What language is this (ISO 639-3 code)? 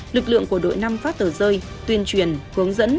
vie